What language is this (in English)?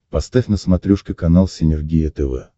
Russian